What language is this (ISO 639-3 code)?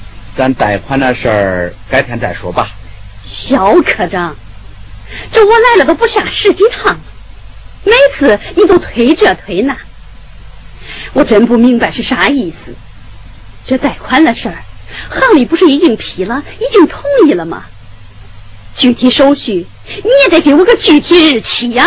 zho